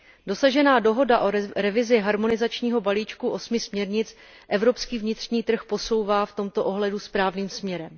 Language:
Czech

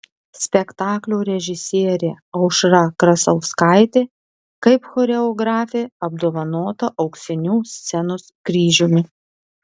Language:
Lithuanian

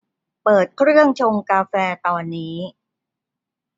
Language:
Thai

